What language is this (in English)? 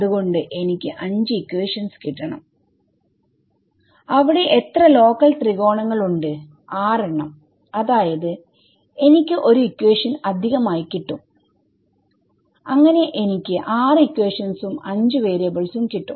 Malayalam